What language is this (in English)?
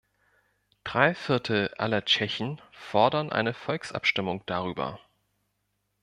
German